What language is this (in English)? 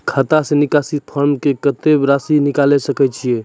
Maithili